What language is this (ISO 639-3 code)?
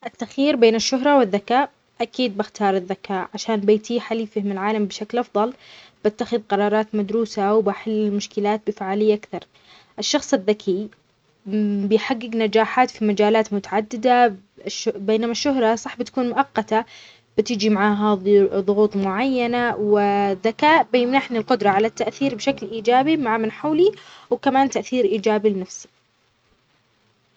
acx